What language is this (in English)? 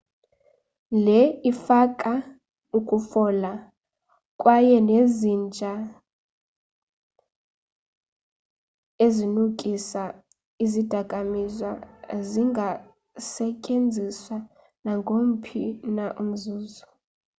Xhosa